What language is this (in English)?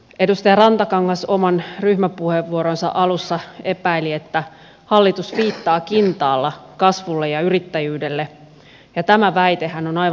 Finnish